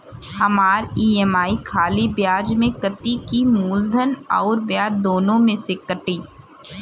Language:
Bhojpuri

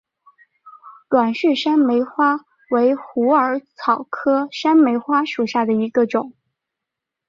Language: Chinese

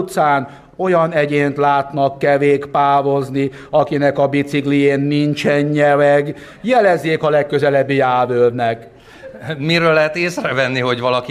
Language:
Hungarian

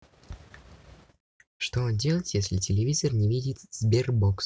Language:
Russian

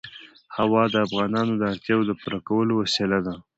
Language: Pashto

